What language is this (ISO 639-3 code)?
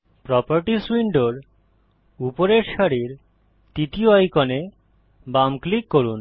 ben